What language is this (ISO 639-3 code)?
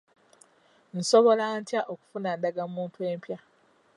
lug